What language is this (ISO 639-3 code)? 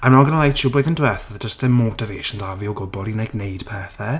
cym